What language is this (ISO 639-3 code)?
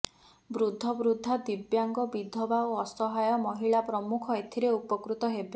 ori